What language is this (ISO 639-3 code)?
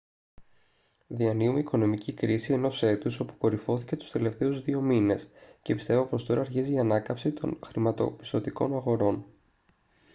ell